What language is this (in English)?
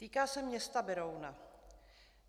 Czech